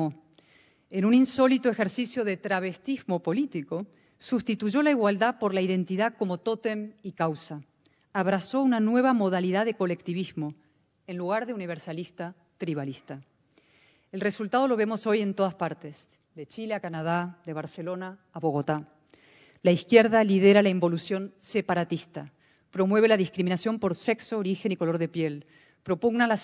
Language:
Spanish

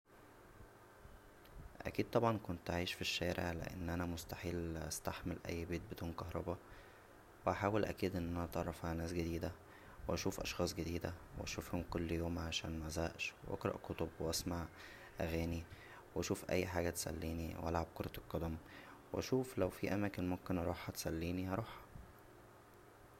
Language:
Egyptian Arabic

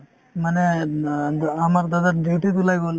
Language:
Assamese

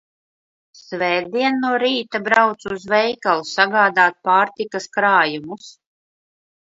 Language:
Latvian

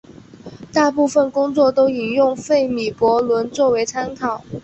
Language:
Chinese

